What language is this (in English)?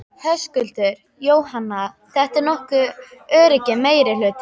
Icelandic